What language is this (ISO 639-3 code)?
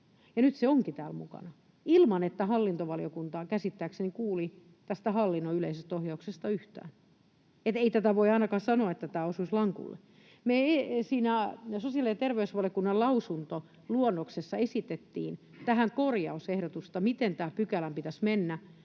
fin